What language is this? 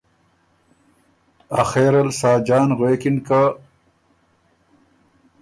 Ormuri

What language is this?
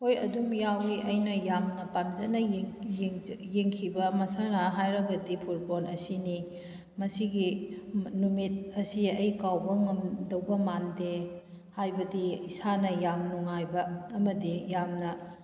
Manipuri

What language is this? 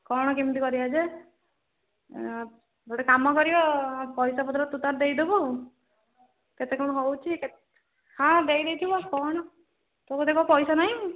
Odia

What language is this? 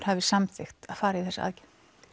Icelandic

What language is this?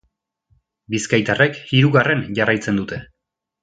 Basque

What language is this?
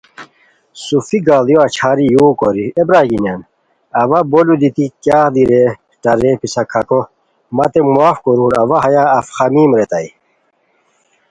Khowar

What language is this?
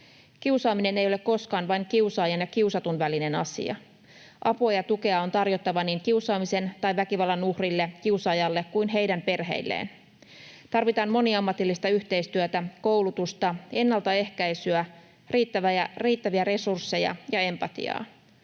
Finnish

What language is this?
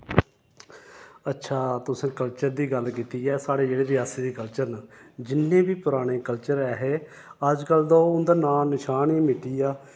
Dogri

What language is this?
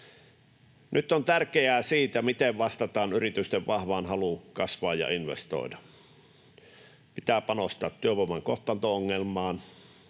Finnish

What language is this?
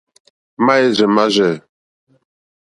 Mokpwe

